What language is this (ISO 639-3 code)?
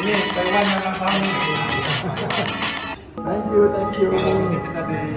ind